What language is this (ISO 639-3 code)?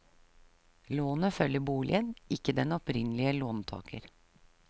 nor